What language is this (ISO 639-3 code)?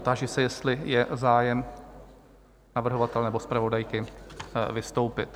ces